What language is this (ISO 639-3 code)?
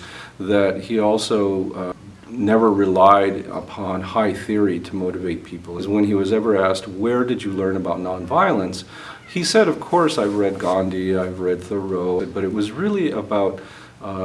eng